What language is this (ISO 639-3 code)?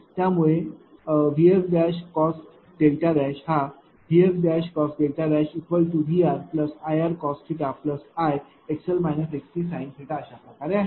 mar